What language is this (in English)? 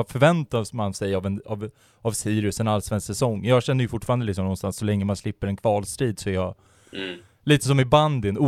Swedish